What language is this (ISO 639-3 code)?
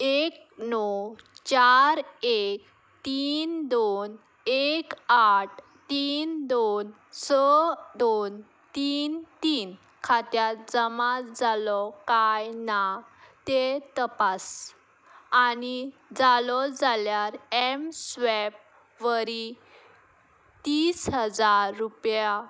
kok